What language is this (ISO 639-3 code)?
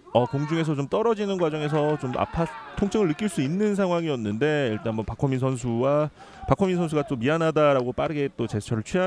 kor